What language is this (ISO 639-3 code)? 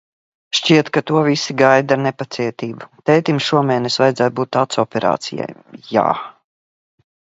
lav